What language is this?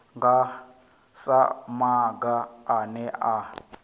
Venda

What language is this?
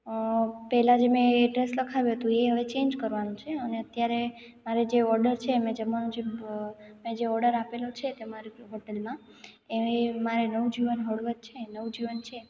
Gujarati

